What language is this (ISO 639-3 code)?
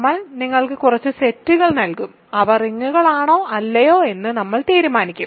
mal